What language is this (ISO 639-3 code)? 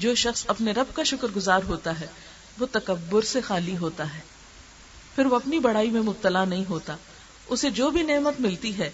urd